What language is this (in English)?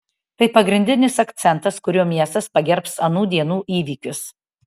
Lithuanian